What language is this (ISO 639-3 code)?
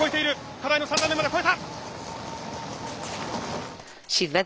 jpn